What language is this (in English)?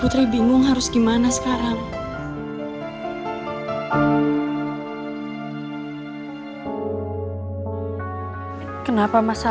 Indonesian